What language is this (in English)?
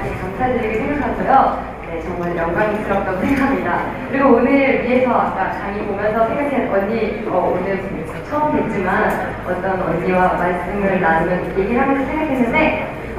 Korean